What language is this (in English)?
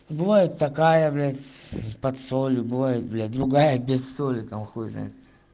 Russian